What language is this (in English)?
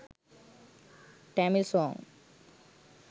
Sinhala